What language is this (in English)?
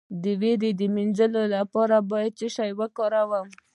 Pashto